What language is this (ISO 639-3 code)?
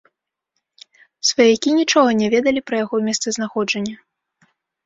bel